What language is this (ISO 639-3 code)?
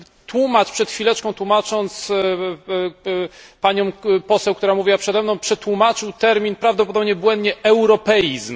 pol